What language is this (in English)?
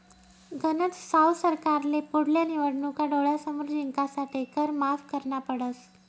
Marathi